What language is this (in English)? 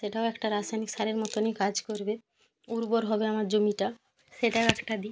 Bangla